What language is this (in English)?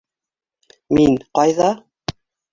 Bashkir